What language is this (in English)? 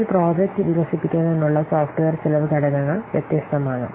Malayalam